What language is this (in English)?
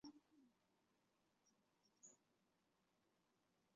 Chinese